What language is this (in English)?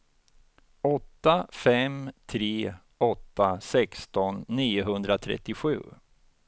Swedish